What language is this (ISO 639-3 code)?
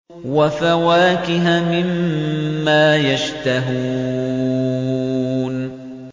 ara